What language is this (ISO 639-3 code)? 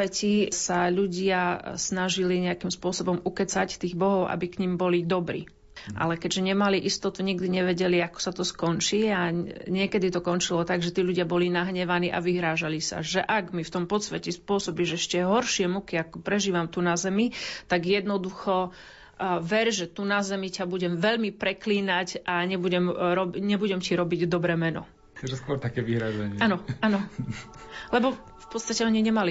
slk